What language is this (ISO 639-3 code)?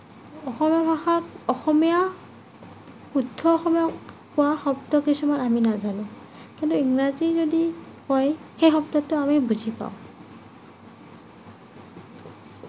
asm